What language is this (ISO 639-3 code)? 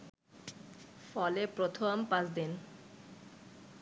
ben